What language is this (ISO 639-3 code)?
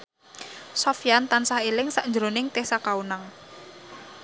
jav